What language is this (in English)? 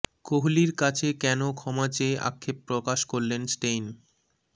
Bangla